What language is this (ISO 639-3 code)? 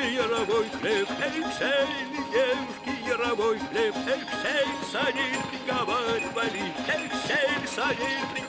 rus